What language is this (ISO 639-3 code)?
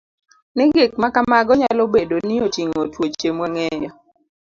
luo